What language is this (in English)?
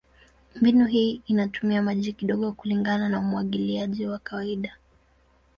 Swahili